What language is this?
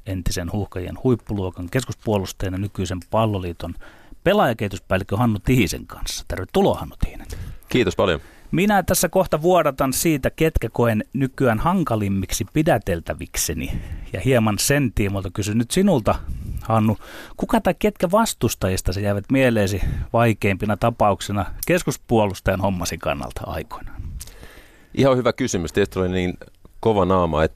Finnish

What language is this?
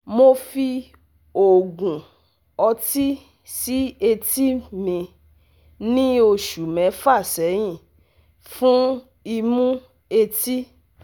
Yoruba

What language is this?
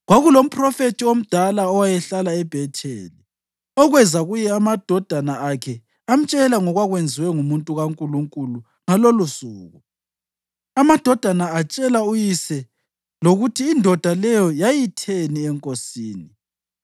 North Ndebele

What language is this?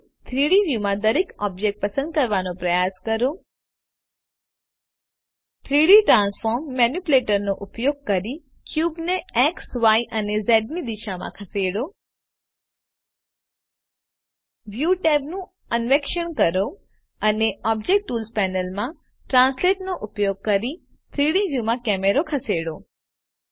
Gujarati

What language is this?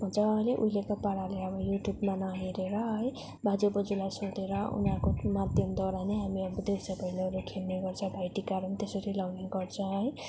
Nepali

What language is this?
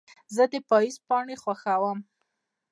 Pashto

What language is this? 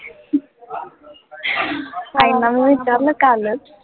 Marathi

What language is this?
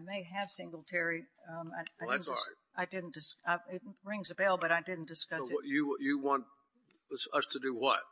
English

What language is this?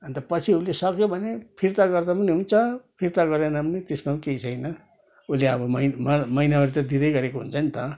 Nepali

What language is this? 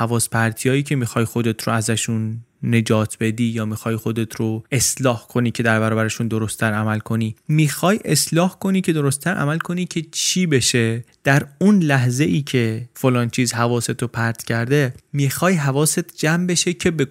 Persian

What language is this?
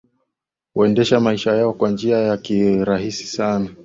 Swahili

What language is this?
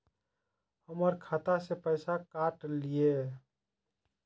Maithili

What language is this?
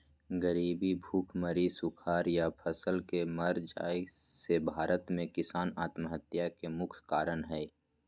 Magahi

